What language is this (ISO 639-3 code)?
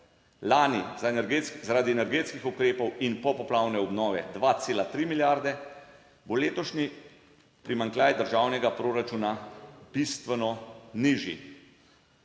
slv